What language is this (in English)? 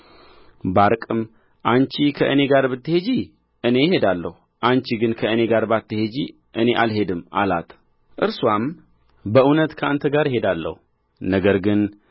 Amharic